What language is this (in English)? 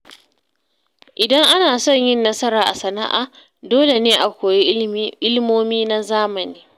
Hausa